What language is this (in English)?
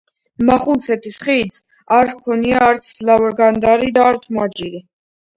Georgian